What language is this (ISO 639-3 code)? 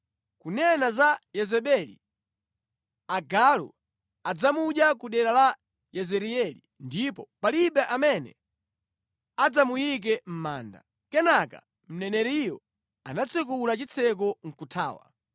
nya